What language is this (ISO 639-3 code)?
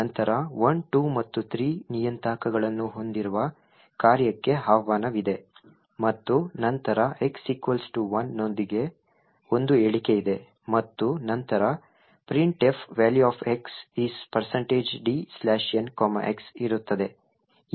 kan